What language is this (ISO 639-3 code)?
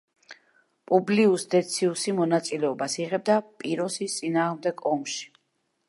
kat